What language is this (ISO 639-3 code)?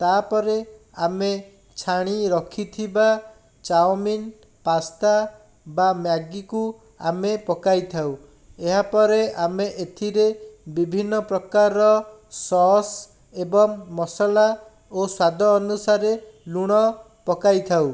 ori